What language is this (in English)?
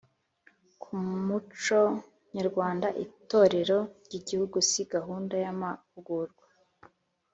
Kinyarwanda